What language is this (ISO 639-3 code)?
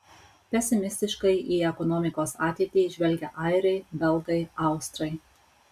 lit